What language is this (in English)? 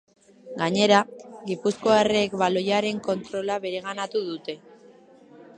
Basque